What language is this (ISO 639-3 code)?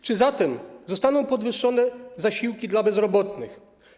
pol